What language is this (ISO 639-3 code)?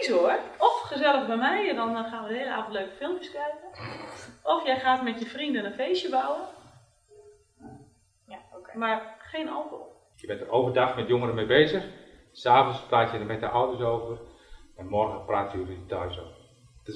nld